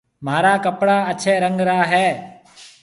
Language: Marwari (Pakistan)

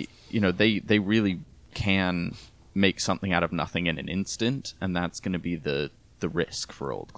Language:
English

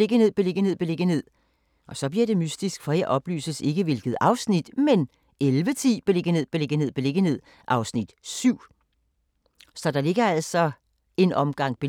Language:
Danish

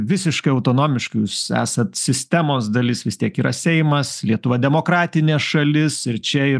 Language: Lithuanian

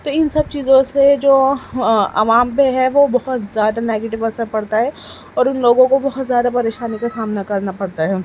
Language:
Urdu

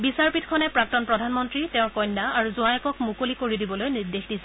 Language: Assamese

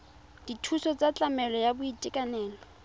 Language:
Tswana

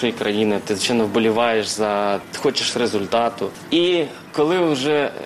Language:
Ukrainian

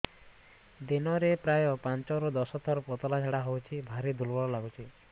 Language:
Odia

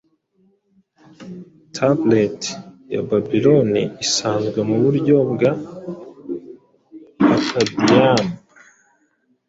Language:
Kinyarwanda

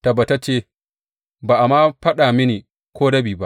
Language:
Hausa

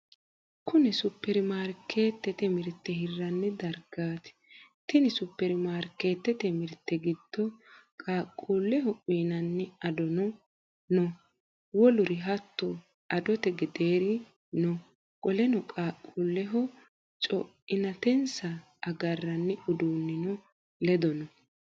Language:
Sidamo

